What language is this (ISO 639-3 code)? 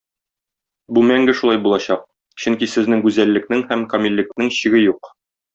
tat